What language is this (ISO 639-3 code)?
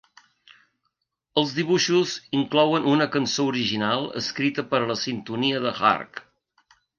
cat